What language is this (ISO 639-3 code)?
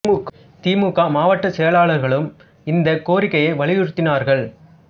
tam